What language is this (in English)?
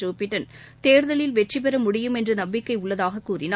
Tamil